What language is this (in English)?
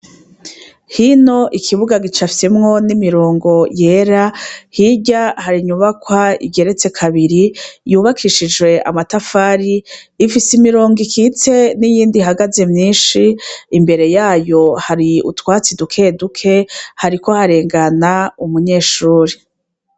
Rundi